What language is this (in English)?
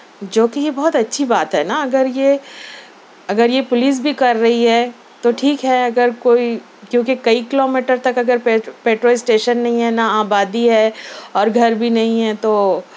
Urdu